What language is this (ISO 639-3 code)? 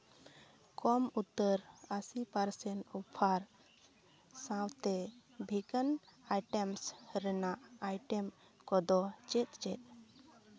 sat